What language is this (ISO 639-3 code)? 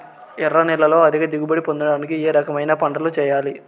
tel